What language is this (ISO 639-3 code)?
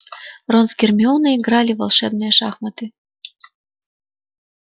rus